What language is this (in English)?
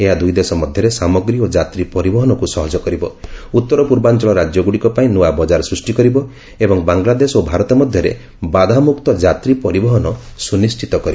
Odia